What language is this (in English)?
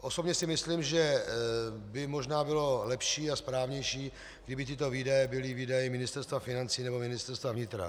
Czech